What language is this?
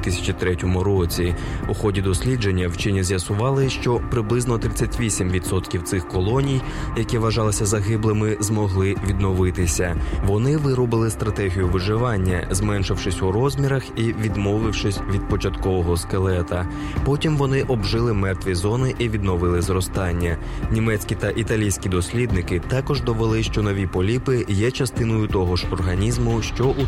Ukrainian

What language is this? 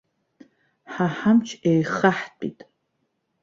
Abkhazian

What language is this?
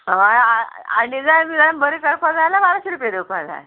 Konkani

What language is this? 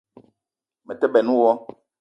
Eton (Cameroon)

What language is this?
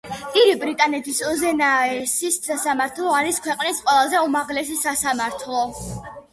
Georgian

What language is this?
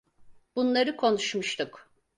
Turkish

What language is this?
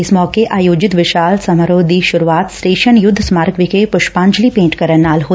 Punjabi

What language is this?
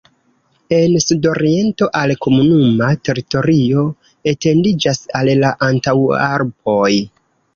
Esperanto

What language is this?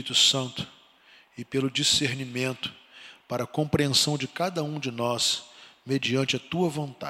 Portuguese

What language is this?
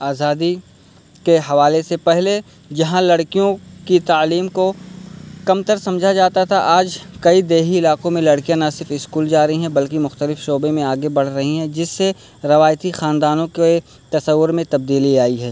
Urdu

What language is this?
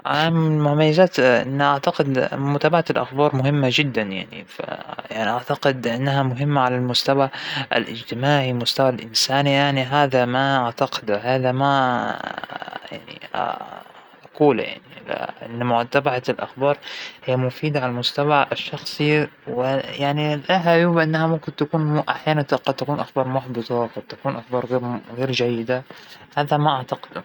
Hijazi Arabic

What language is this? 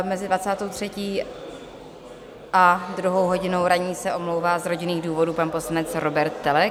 Czech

